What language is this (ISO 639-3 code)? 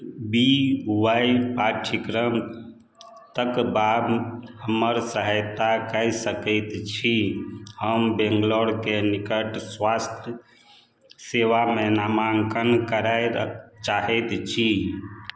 mai